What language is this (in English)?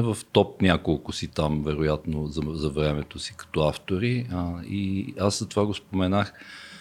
Bulgarian